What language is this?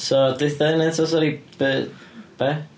Welsh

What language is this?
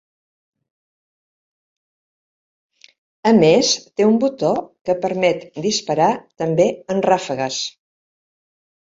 Catalan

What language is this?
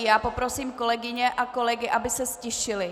Czech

